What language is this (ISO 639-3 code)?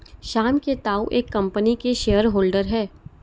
hin